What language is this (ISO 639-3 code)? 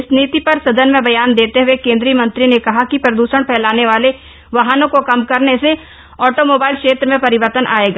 hin